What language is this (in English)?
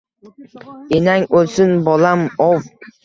Uzbek